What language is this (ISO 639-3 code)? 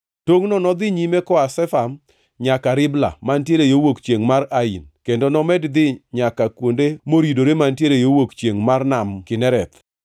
luo